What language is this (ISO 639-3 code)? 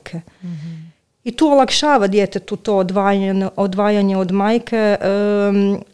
hrv